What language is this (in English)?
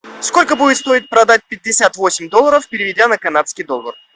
Russian